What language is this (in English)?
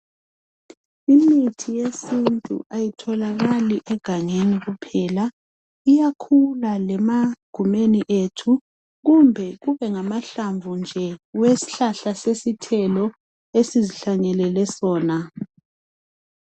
North Ndebele